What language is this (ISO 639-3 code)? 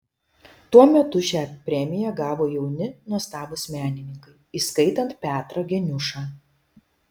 lit